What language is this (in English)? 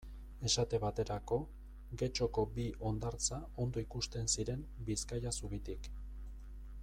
Basque